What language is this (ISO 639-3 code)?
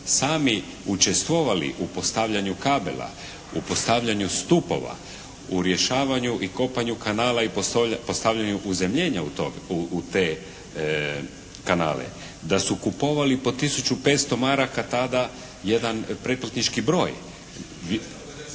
hrv